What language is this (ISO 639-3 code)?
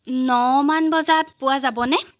asm